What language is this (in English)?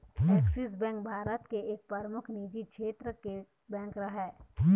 Chhattisgarhi